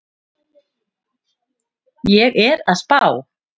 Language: Icelandic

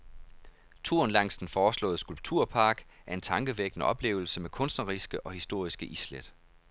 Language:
Danish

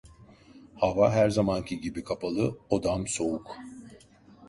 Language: Turkish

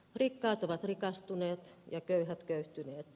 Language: Finnish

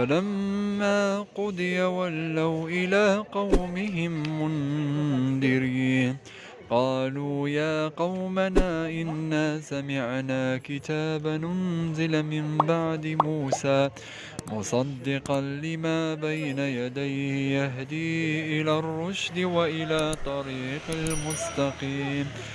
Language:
Arabic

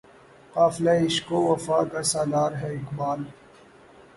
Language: Urdu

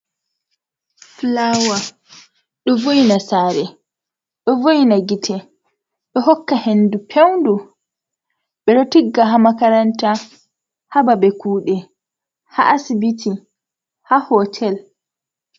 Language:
Fula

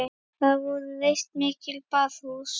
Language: Icelandic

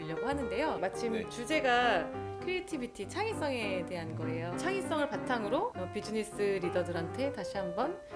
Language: Korean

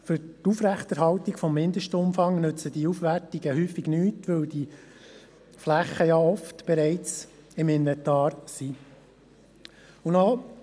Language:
Swiss German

